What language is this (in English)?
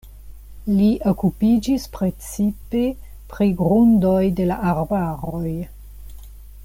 Esperanto